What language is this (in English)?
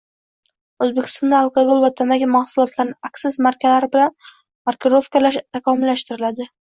Uzbek